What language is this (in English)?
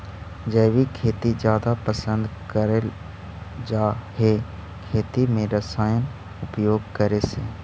Magahi